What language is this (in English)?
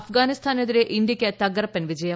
Malayalam